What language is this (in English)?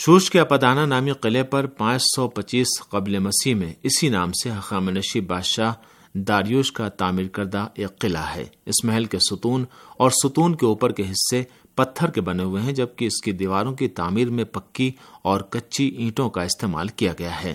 Urdu